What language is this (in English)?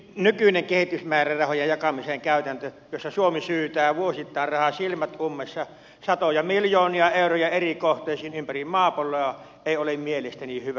Finnish